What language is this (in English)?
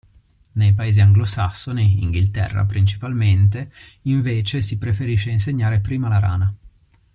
Italian